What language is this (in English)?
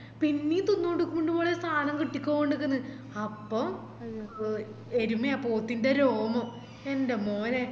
Malayalam